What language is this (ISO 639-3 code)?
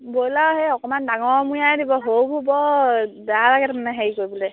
asm